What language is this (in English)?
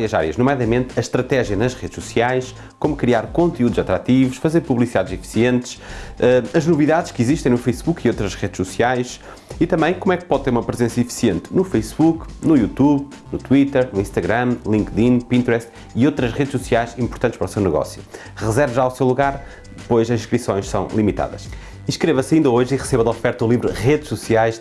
Portuguese